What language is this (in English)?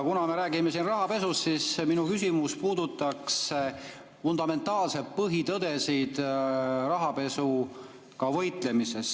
Estonian